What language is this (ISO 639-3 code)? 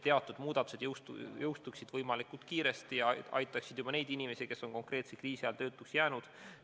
est